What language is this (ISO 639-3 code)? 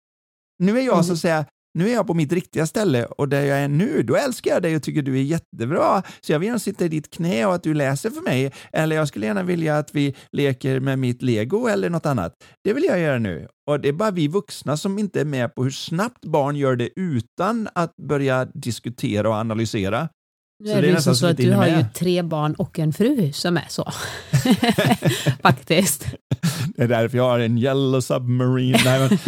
swe